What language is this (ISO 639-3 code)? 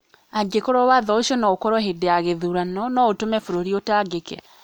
kik